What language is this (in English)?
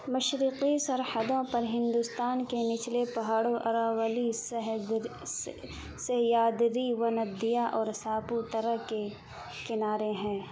Urdu